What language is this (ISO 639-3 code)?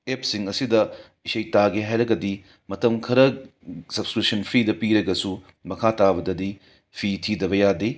mni